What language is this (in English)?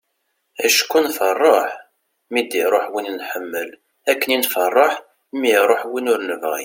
Kabyle